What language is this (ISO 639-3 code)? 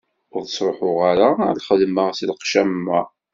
kab